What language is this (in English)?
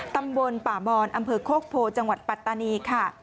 Thai